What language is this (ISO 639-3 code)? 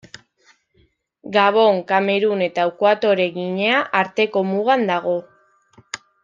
eus